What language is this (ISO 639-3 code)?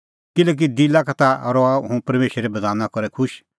kfx